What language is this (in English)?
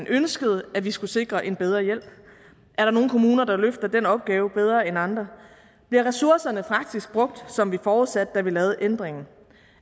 Danish